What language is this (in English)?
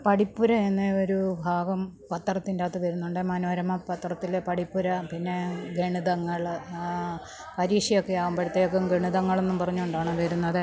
Malayalam